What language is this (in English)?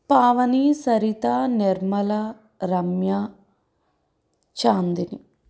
Telugu